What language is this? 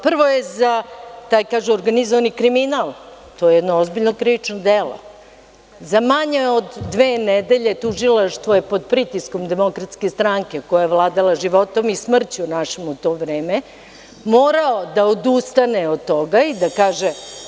Serbian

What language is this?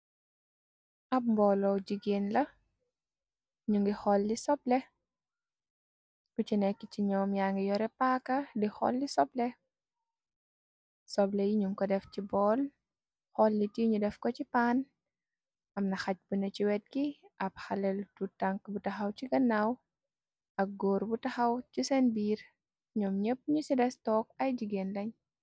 Wolof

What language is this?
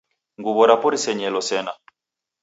Taita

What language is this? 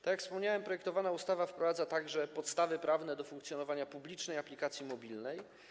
Polish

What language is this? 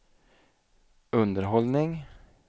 Swedish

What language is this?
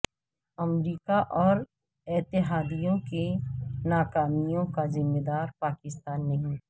Urdu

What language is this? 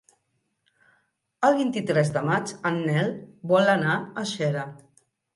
Catalan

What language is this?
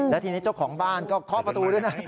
Thai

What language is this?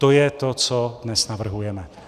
Czech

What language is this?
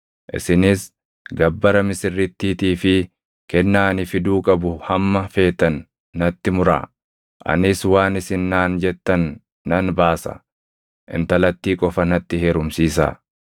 Oromo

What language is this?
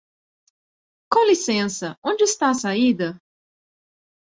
Portuguese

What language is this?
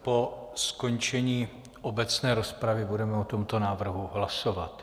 Czech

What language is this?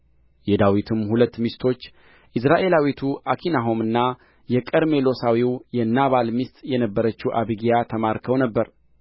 Amharic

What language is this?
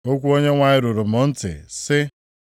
Igbo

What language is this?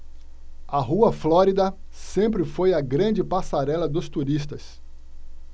Portuguese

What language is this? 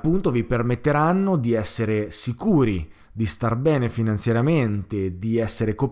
Italian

